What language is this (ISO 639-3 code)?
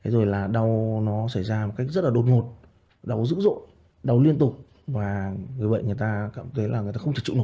vie